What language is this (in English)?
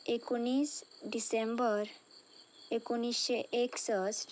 Konkani